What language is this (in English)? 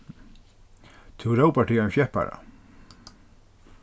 Faroese